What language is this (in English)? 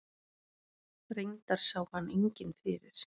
Icelandic